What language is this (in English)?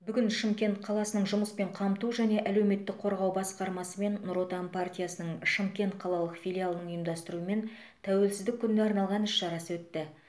Kazakh